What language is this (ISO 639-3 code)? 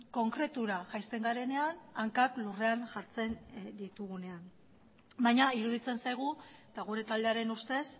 eus